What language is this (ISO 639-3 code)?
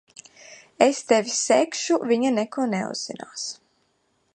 lav